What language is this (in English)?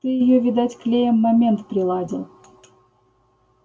Russian